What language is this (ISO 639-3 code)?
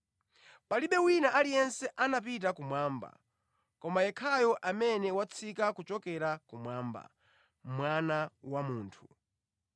nya